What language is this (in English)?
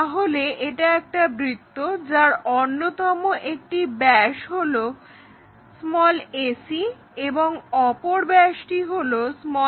Bangla